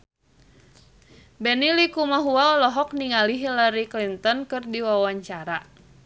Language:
Sundanese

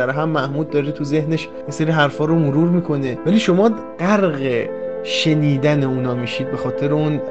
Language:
Persian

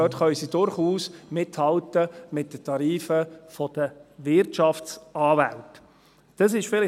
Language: Swiss German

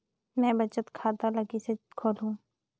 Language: Chhattisgarhi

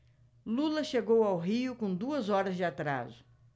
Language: Portuguese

